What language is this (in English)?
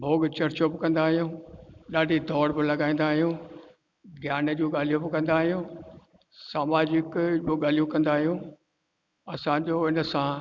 Sindhi